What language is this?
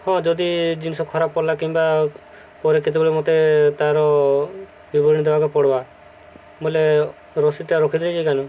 Odia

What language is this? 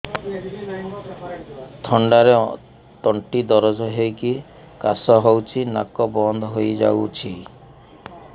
Odia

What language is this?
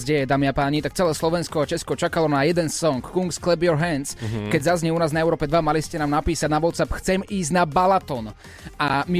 Slovak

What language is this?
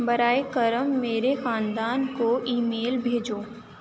Urdu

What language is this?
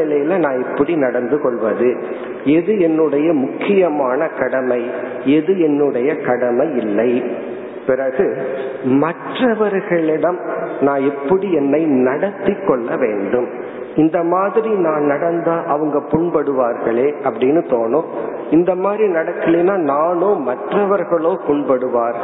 Tamil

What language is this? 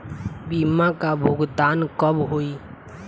Bhojpuri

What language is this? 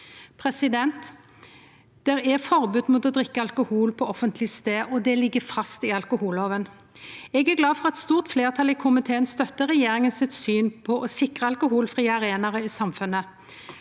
Norwegian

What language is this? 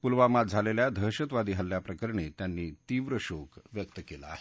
Marathi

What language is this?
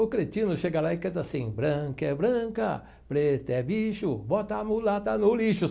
Portuguese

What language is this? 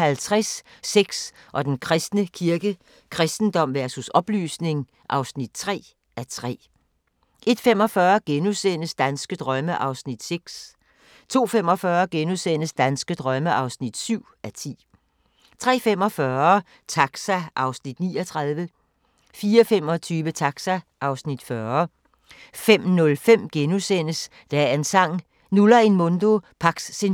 Danish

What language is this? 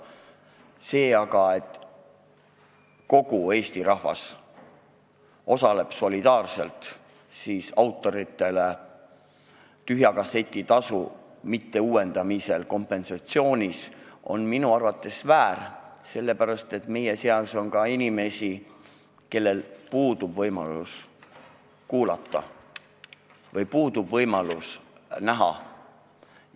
Estonian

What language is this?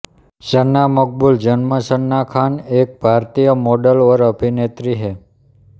Hindi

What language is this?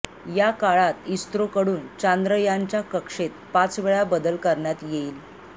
Marathi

